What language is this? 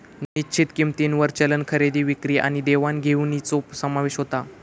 Marathi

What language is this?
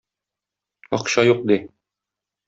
Tatar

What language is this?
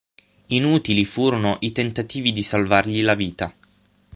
Italian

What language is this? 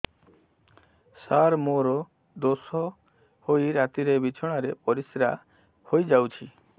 Odia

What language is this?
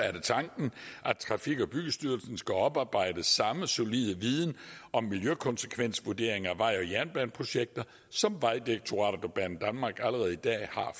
Danish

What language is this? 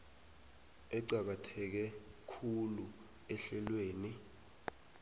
South Ndebele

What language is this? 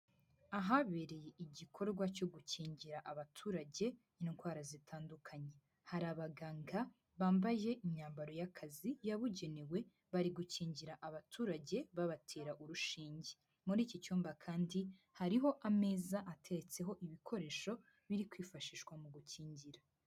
Kinyarwanda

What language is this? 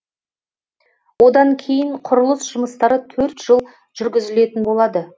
Kazakh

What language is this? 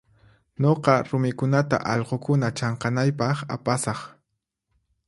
Puno Quechua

